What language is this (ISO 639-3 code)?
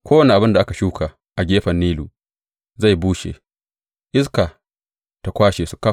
hau